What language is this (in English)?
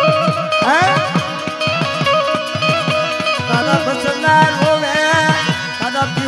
Gujarati